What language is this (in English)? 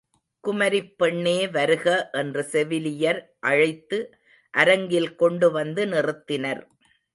Tamil